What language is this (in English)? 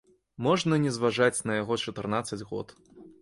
Belarusian